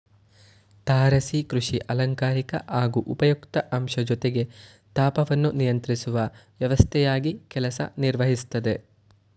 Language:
Kannada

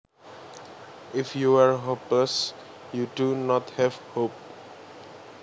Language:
Javanese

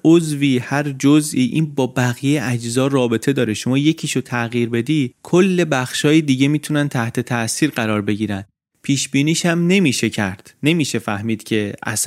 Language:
Persian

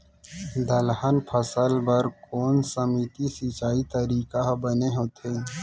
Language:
Chhattisgarhi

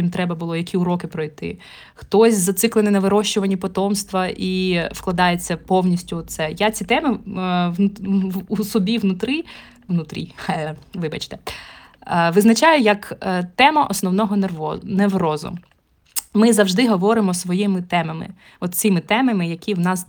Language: Ukrainian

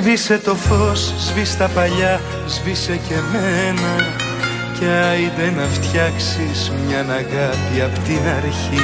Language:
Greek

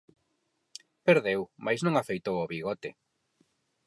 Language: Galician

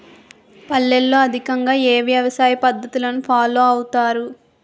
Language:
Telugu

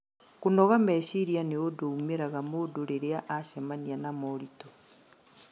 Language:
Kikuyu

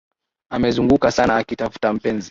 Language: Swahili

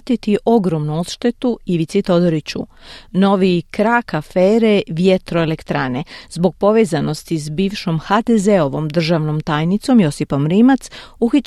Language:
Croatian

